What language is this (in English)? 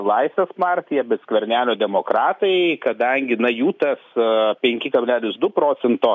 Lithuanian